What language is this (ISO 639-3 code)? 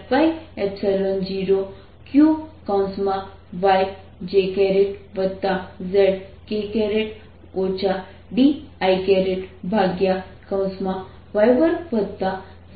guj